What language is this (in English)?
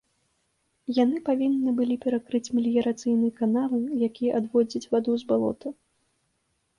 Belarusian